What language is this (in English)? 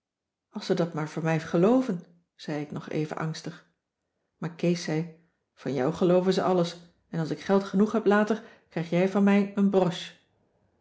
Dutch